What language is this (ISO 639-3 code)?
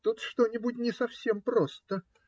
rus